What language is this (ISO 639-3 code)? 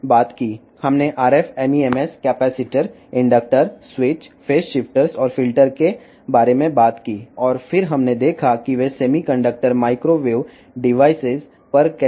tel